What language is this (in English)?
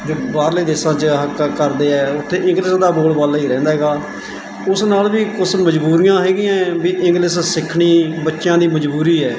Punjabi